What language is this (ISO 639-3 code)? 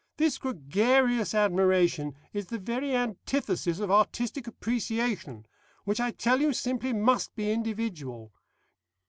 eng